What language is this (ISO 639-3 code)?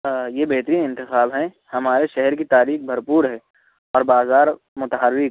urd